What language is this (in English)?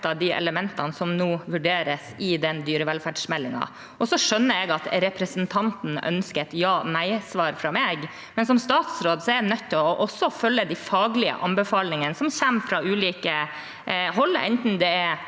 Norwegian